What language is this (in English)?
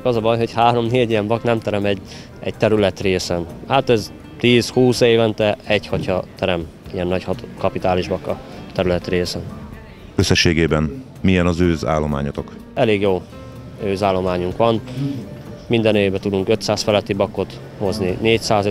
Hungarian